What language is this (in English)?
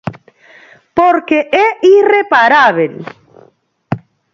Galician